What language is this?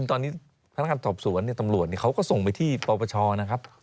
Thai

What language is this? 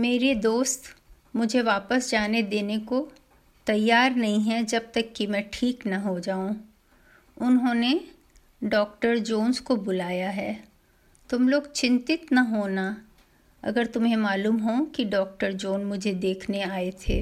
Hindi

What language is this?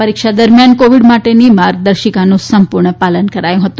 Gujarati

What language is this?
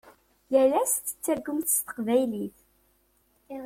Kabyle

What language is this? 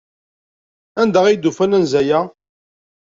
Kabyle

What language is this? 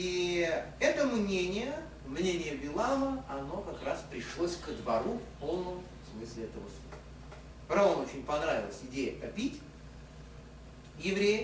Russian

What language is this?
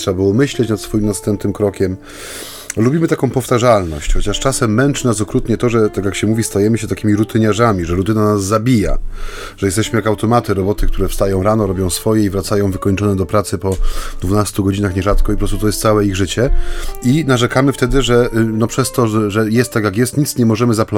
Polish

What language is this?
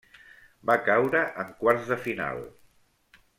Catalan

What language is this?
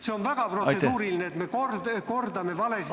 Estonian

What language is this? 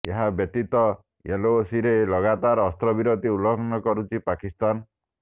Odia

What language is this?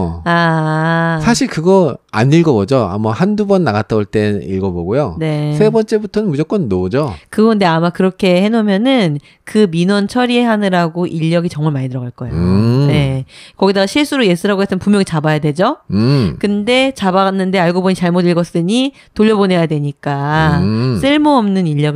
Korean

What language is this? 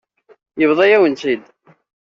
Kabyle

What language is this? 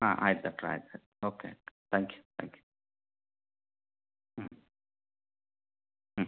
Kannada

